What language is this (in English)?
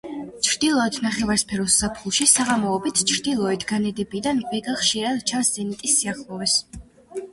Georgian